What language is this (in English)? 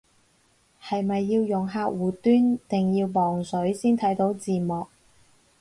Cantonese